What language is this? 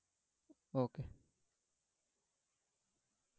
Bangla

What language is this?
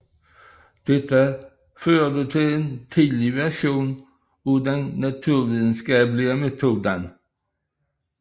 Danish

